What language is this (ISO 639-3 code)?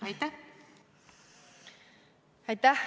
est